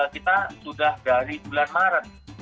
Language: Indonesian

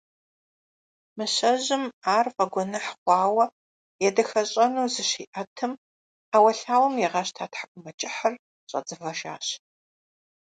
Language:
Kabardian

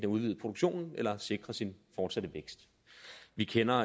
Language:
Danish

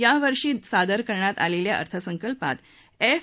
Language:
Marathi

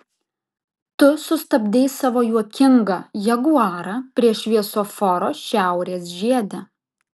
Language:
Lithuanian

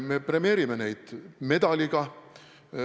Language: Estonian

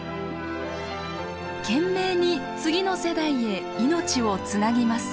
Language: Japanese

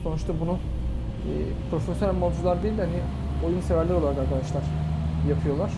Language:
Turkish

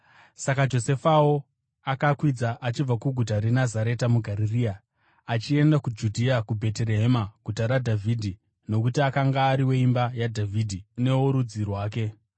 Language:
Shona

